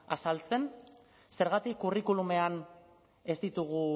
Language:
Basque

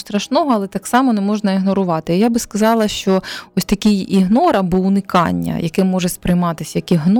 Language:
Ukrainian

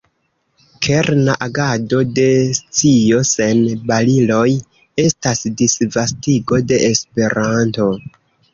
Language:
Esperanto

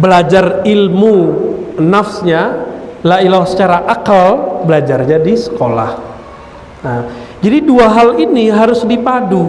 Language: Indonesian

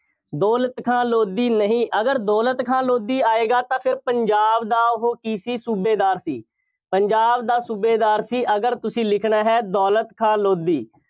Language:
Punjabi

